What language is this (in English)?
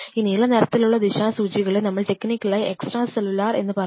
Malayalam